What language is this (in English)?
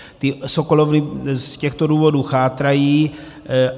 Czech